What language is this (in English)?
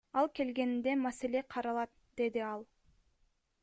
Kyrgyz